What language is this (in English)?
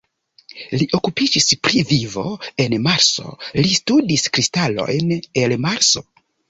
Esperanto